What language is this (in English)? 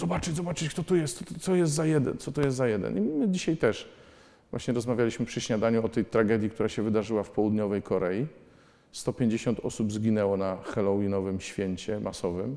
Polish